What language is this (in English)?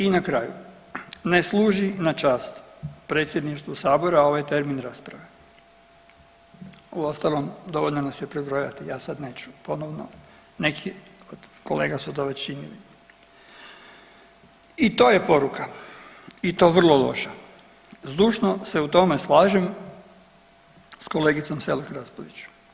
Croatian